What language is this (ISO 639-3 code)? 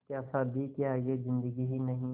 hin